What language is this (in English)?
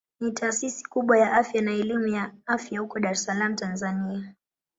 Swahili